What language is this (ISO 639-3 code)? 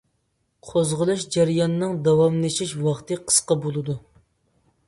uig